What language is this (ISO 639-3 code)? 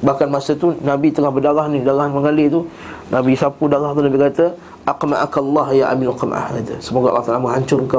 msa